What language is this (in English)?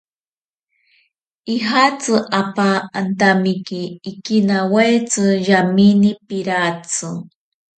Ashéninka Perené